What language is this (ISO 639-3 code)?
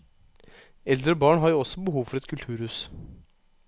nor